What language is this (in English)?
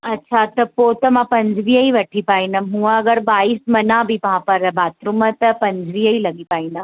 Sindhi